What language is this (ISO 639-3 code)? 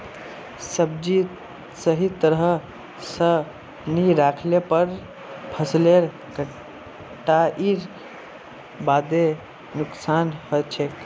mag